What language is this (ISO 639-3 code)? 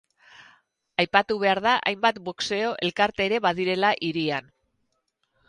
eus